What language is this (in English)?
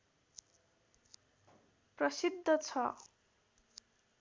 Nepali